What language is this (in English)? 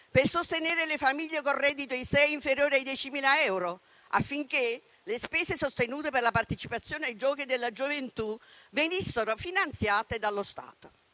Italian